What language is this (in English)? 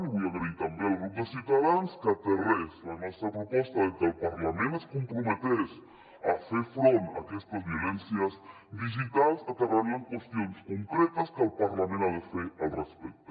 Catalan